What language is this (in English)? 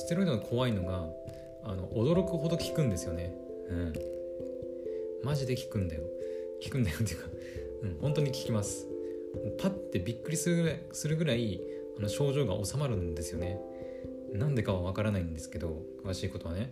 Japanese